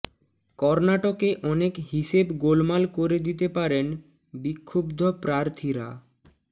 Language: Bangla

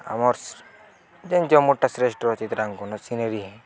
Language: Odia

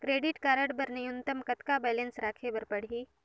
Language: Chhattisgarhi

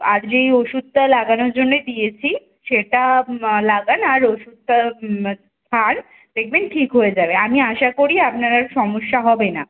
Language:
Bangla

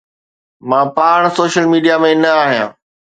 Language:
Sindhi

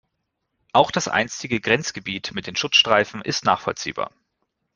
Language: German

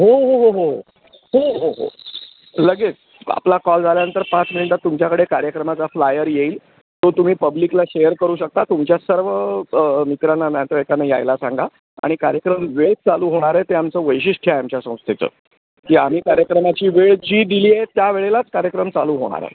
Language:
Marathi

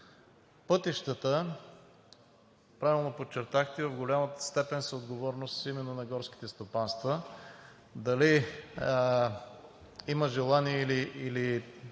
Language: Bulgarian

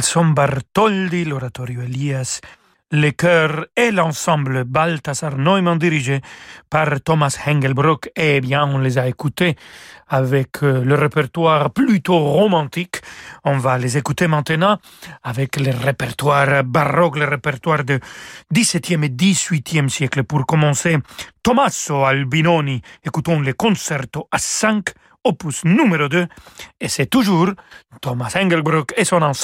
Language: French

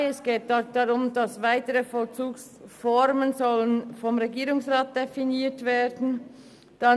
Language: Swiss German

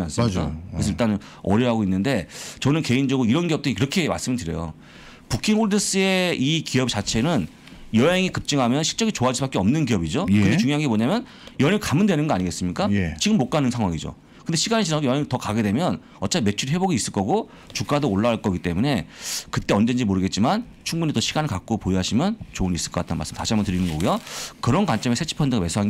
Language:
Korean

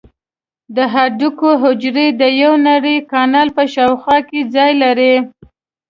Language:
Pashto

